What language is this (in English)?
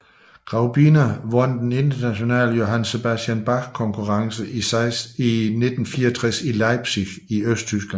Danish